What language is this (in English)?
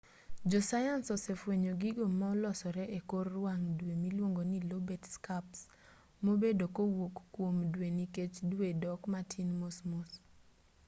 Luo (Kenya and Tanzania)